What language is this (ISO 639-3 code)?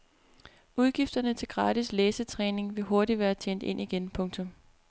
dan